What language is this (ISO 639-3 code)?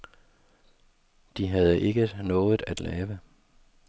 dan